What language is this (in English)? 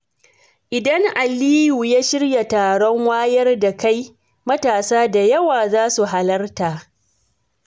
Hausa